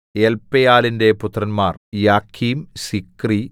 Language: Malayalam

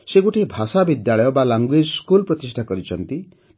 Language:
Odia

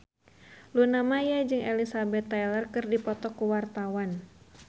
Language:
Sundanese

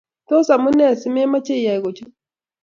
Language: Kalenjin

